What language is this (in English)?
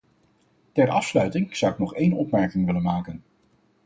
Dutch